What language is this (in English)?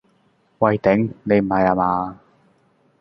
Cantonese